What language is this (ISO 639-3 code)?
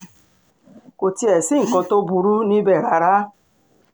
yor